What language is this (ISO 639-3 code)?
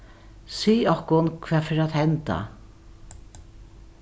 fao